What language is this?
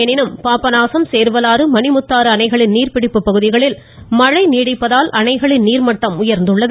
Tamil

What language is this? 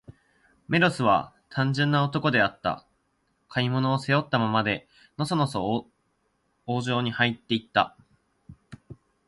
Japanese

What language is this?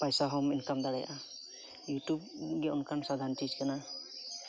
Santali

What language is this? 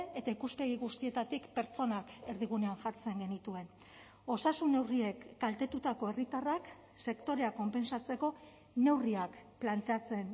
Basque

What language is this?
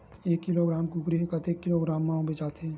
Chhattisgarhi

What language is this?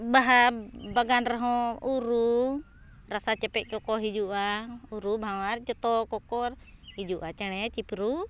Santali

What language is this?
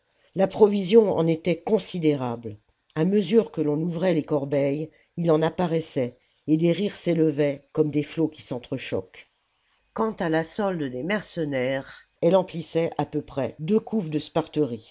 French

